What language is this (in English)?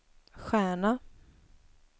Swedish